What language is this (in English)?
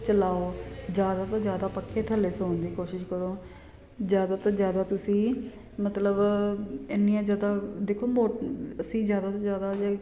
Punjabi